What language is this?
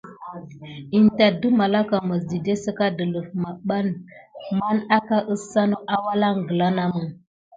Gidar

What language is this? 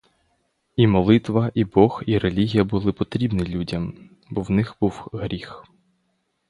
Ukrainian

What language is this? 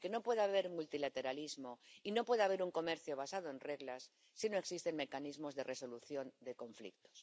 Spanish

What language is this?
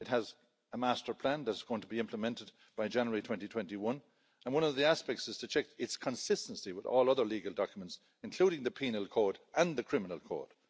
English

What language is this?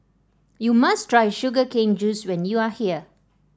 English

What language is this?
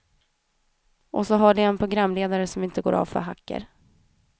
Swedish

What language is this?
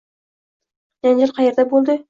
Uzbek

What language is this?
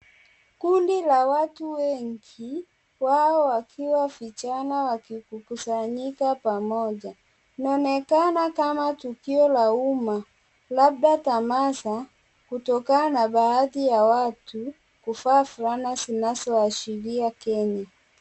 Swahili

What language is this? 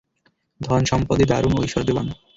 Bangla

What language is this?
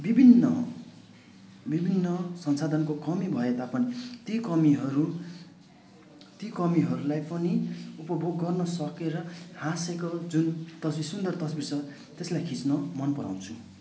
Nepali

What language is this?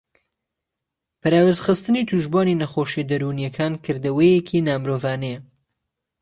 Central Kurdish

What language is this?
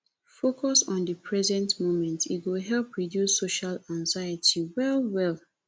Nigerian Pidgin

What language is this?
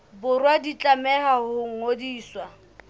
Southern Sotho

